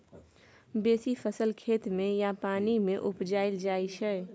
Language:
Maithili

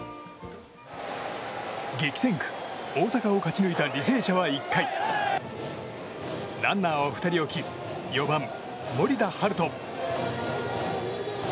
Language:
Japanese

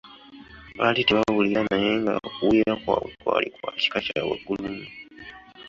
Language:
Ganda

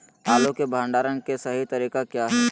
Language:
Magahi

